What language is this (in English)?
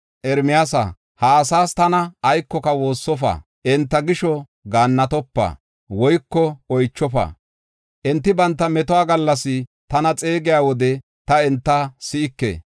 Gofa